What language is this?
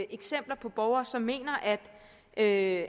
Danish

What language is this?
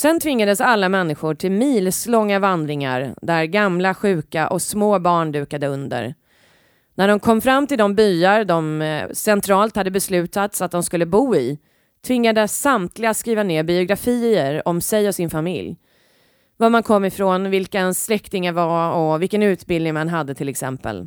Swedish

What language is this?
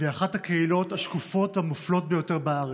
Hebrew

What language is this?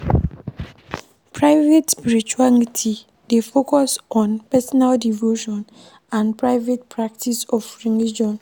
Nigerian Pidgin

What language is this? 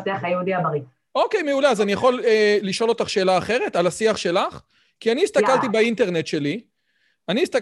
Hebrew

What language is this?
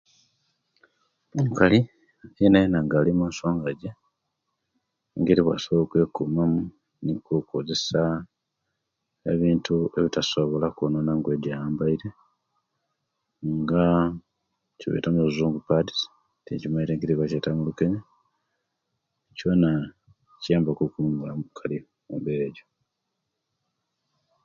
Kenyi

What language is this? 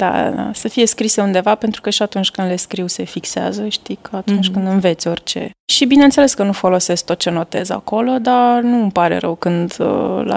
Romanian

